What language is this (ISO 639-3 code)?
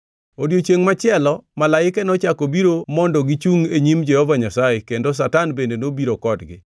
luo